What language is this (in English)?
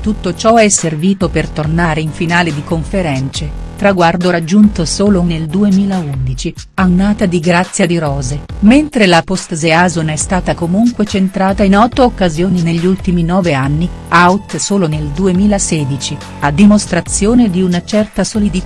Italian